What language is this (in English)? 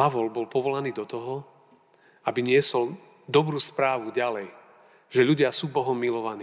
Slovak